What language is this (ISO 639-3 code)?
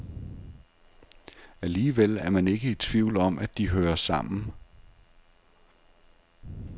dan